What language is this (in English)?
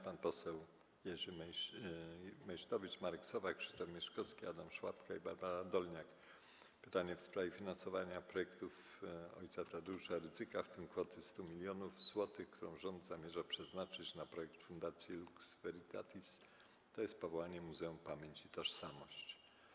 Polish